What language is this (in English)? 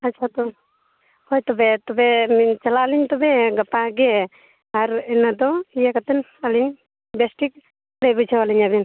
Santali